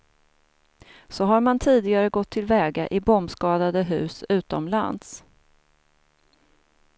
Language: Swedish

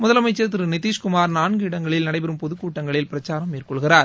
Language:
Tamil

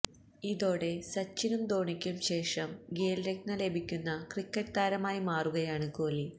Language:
Malayalam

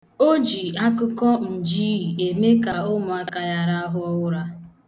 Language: Igbo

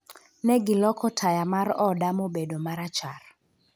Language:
Luo (Kenya and Tanzania)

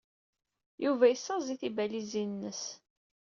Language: Kabyle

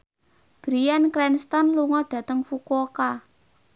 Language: Javanese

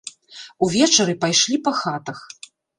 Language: Belarusian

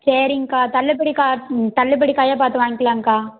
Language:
Tamil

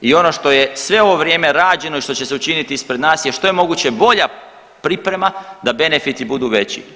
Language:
Croatian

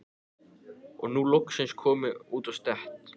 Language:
Icelandic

